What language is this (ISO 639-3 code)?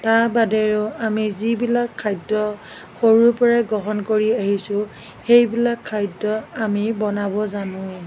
asm